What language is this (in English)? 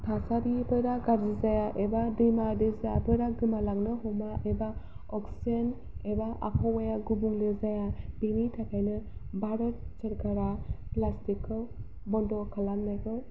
Bodo